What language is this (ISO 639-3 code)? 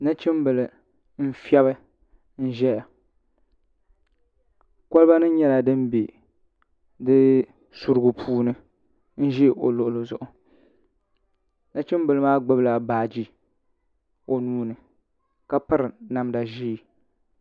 dag